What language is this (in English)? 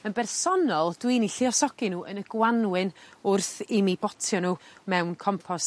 Welsh